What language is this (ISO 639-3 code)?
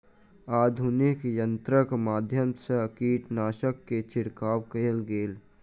mai